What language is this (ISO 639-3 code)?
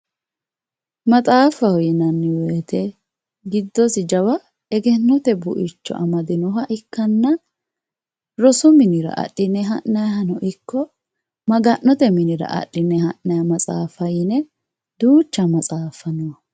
sid